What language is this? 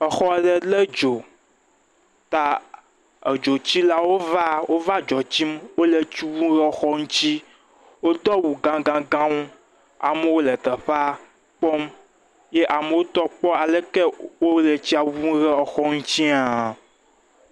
Ewe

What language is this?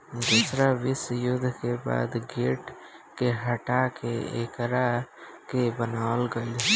Bhojpuri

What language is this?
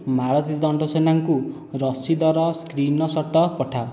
Odia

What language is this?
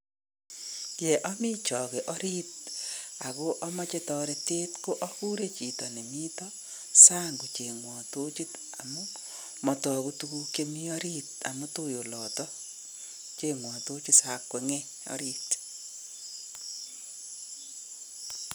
Kalenjin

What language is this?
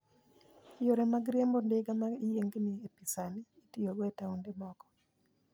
Luo (Kenya and Tanzania)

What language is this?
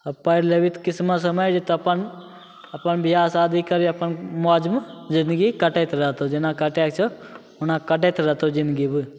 Maithili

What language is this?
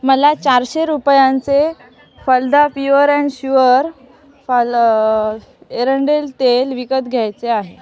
Marathi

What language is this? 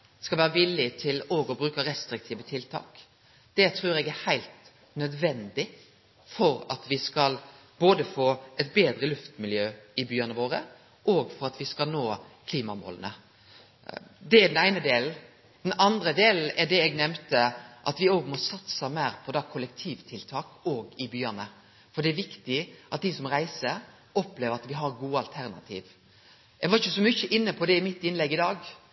Norwegian Nynorsk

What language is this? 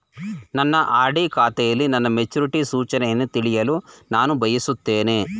Kannada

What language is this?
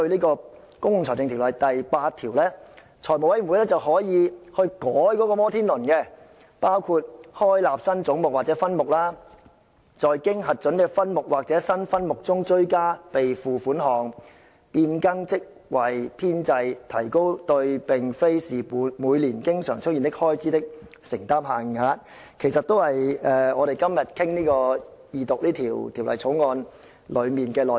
Cantonese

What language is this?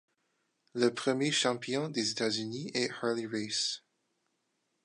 French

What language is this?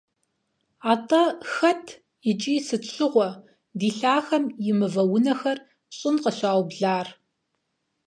Kabardian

